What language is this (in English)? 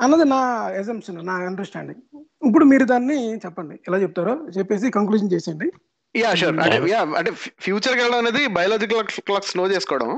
Telugu